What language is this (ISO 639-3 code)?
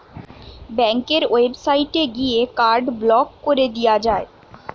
ben